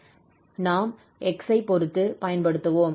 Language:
Tamil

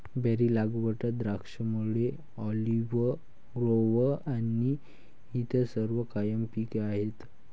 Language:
Marathi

